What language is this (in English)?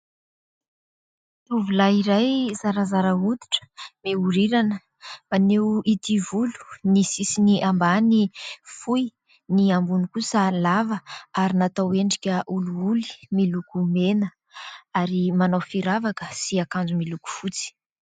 Malagasy